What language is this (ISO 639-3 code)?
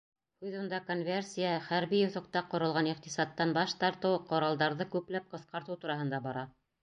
bak